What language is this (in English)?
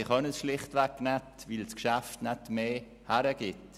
Swiss German